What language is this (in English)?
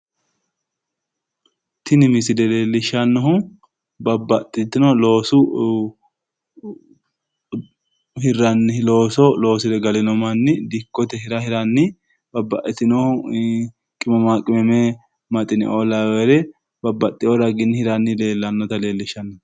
Sidamo